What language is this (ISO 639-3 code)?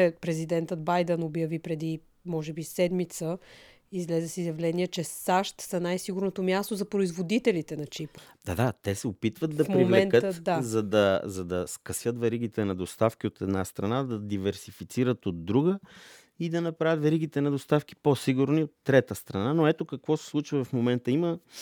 bul